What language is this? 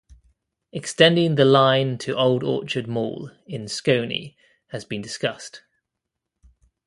English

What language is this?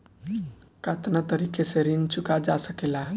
Bhojpuri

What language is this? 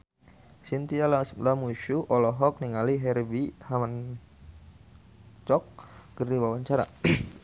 Sundanese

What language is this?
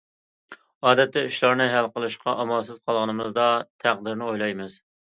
Uyghur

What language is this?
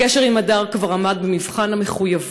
Hebrew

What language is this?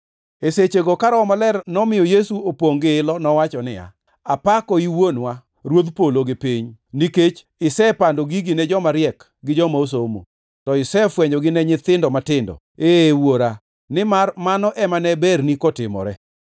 Luo (Kenya and Tanzania)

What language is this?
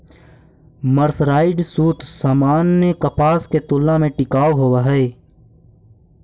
Magahi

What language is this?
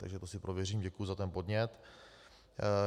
Czech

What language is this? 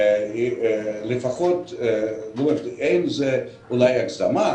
Hebrew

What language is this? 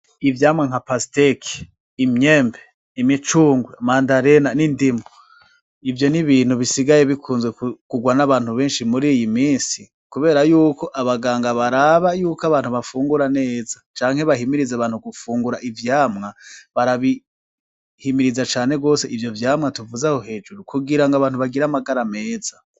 Rundi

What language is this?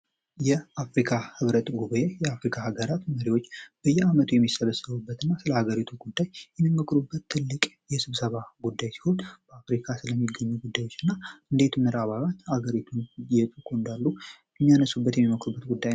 Amharic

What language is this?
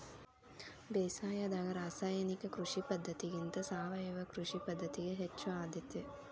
Kannada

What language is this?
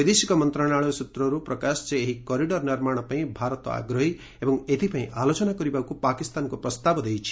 Odia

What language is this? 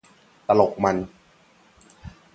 Thai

